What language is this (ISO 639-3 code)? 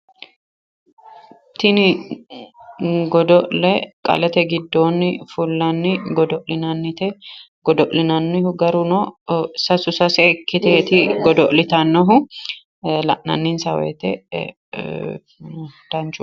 sid